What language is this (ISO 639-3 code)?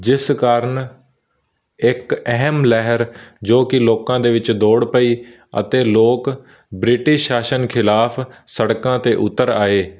pan